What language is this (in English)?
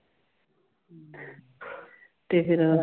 Punjabi